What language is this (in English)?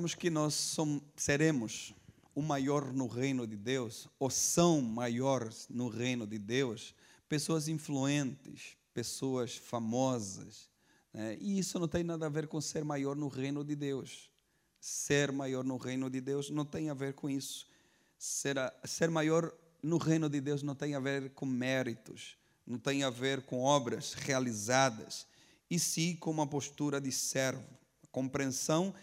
Portuguese